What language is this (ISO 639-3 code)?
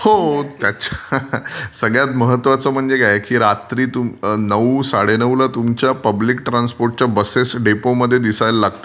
mar